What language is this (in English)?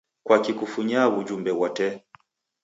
Taita